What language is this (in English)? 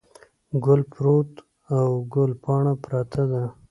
Pashto